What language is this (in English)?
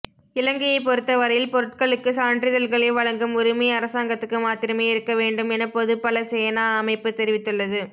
Tamil